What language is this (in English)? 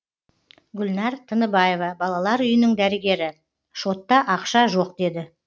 Kazakh